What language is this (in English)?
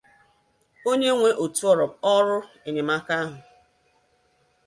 Igbo